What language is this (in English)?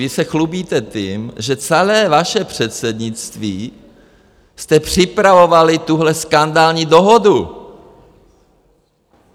Czech